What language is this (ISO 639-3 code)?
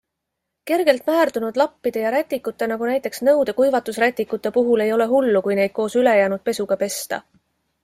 est